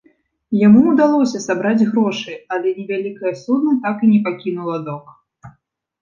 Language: Belarusian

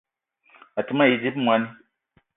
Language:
Eton (Cameroon)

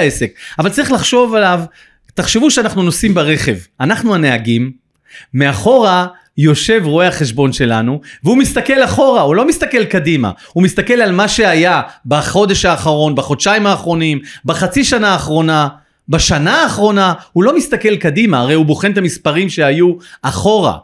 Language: Hebrew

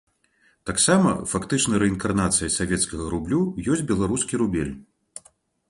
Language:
Belarusian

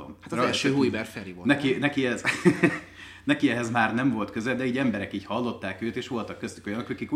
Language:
Hungarian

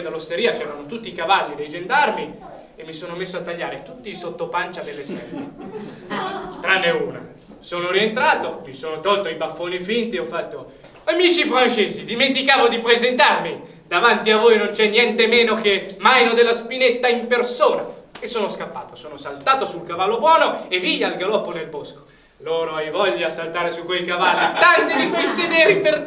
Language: Italian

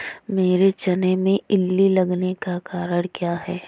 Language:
Hindi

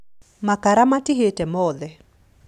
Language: Kikuyu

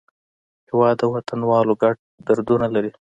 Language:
Pashto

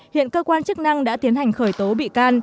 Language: Vietnamese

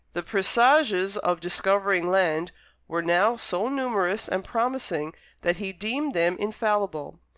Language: English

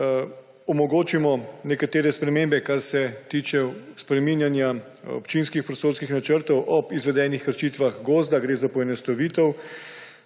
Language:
Slovenian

